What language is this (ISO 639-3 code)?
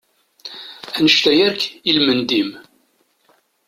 kab